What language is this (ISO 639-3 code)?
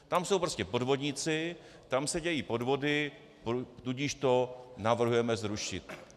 ces